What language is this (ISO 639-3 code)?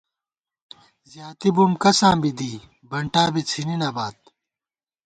gwt